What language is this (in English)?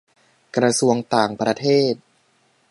Thai